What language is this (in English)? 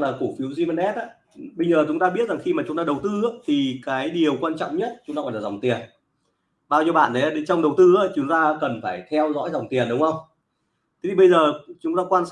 Vietnamese